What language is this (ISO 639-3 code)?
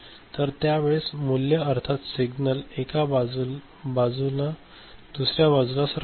mar